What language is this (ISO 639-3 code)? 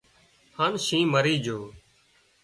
kxp